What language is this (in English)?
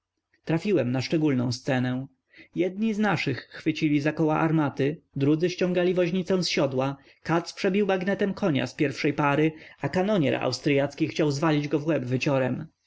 Polish